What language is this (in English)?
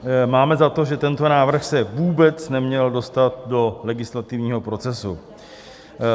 Czech